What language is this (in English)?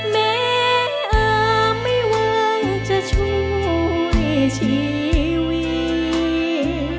Thai